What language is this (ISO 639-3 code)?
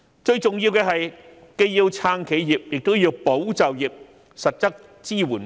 yue